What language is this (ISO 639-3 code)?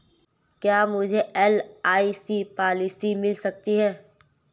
hin